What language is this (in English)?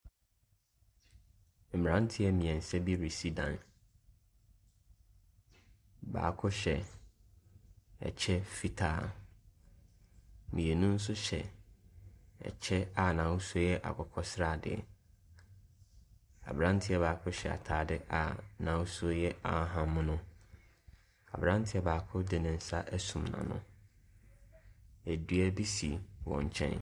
Akan